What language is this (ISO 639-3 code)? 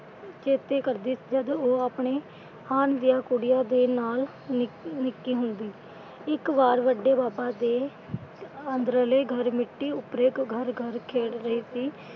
pan